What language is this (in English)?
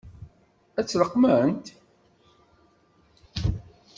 Kabyle